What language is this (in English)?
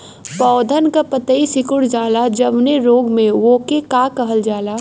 Bhojpuri